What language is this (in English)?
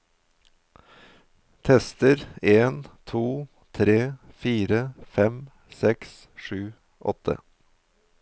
Norwegian